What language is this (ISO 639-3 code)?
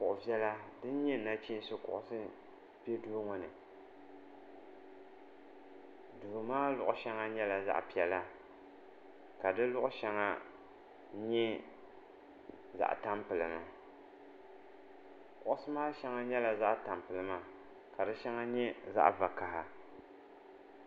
dag